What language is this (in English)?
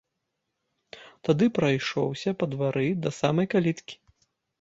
Belarusian